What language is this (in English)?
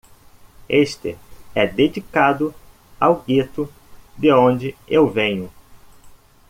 Portuguese